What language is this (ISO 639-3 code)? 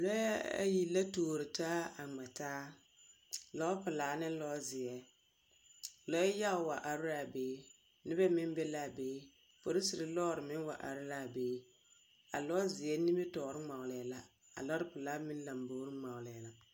dga